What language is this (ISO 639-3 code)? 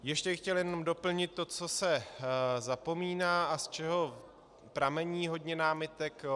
ces